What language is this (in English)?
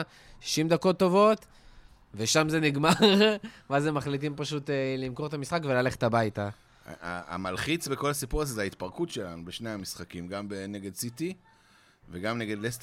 Hebrew